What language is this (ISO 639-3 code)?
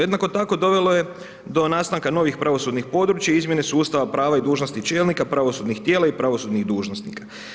hrv